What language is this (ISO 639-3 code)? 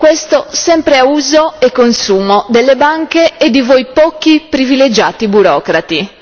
ita